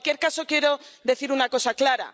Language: Spanish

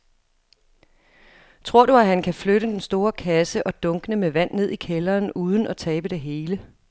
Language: Danish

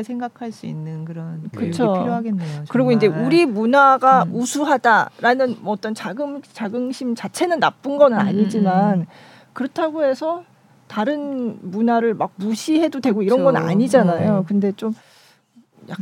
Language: Korean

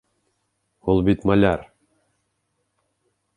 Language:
Bashkir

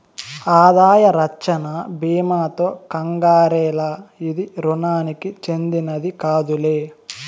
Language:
Telugu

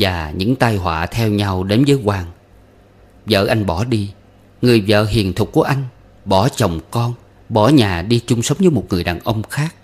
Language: Vietnamese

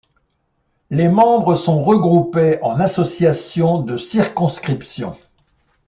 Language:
French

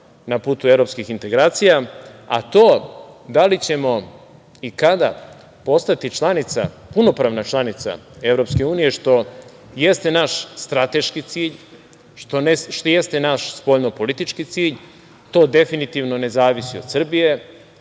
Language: Serbian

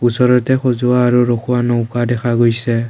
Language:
Assamese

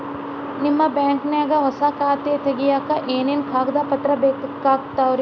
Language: Kannada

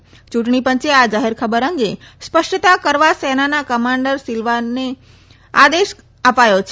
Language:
Gujarati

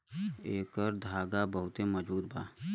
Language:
Bhojpuri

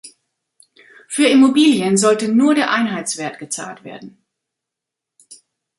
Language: German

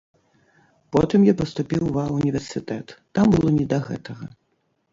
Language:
Belarusian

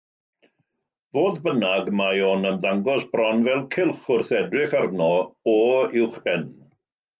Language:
Welsh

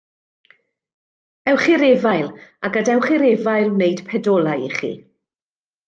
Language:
Welsh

